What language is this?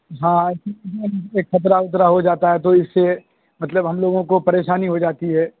Urdu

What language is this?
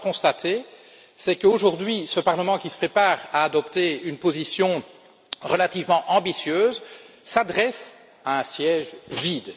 French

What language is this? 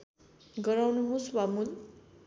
Nepali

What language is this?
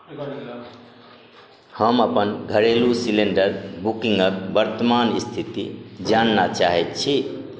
Maithili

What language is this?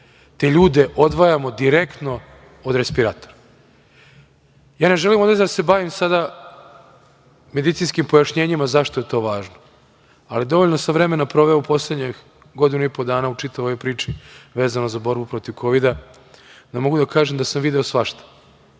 Serbian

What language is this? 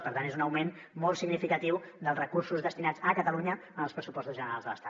Catalan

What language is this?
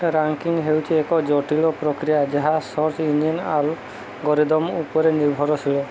Odia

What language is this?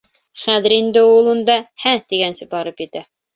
Bashkir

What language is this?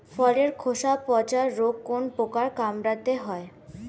Bangla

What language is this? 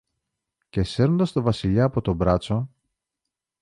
Greek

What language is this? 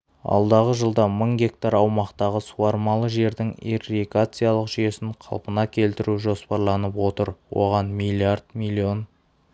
Kazakh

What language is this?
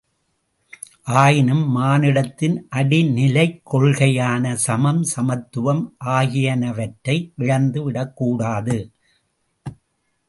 Tamil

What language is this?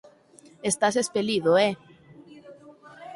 Galician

